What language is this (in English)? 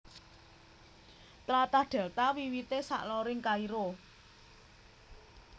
Javanese